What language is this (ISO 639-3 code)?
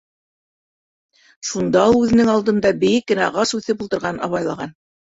bak